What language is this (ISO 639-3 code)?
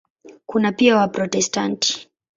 swa